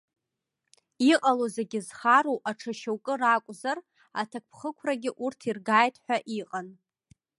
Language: Abkhazian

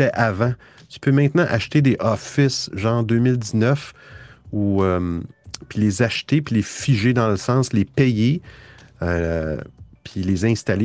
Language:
French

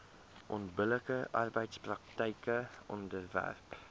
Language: Afrikaans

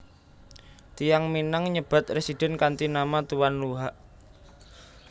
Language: Javanese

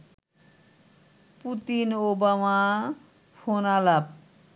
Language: Bangla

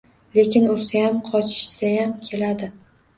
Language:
Uzbek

